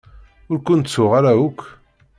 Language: Kabyle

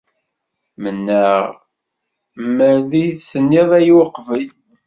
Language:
Kabyle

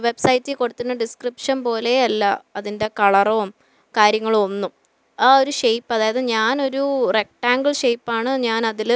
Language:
Malayalam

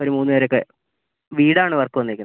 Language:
Malayalam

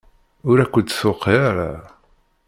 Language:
Kabyle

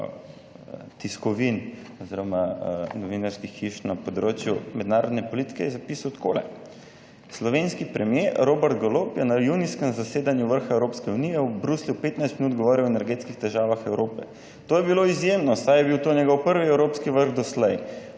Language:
Slovenian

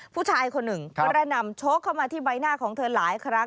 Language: Thai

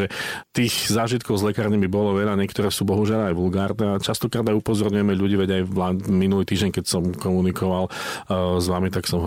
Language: Slovak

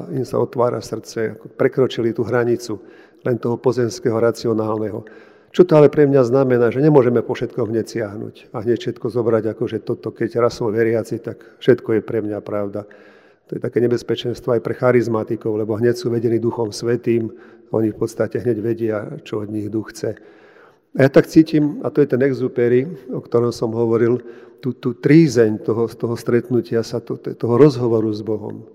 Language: Slovak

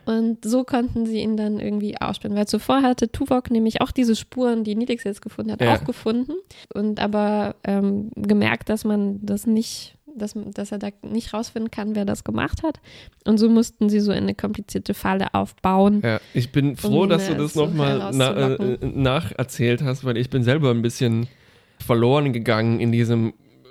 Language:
German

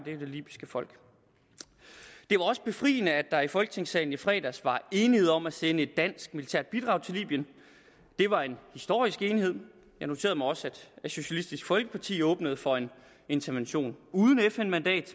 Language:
Danish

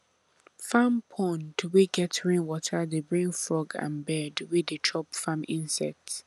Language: Nigerian Pidgin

